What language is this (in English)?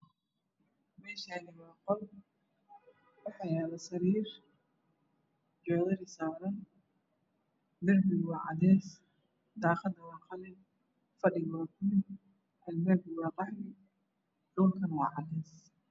Somali